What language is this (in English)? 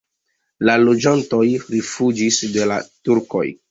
Esperanto